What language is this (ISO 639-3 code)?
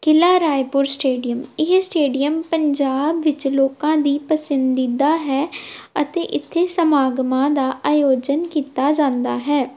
pan